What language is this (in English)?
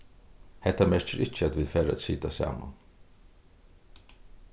Faroese